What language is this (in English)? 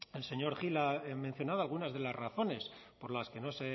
Spanish